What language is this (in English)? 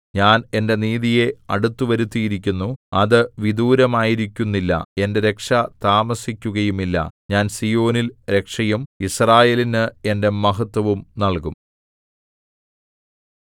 Malayalam